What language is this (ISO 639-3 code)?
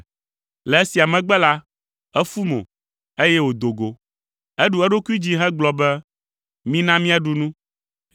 ewe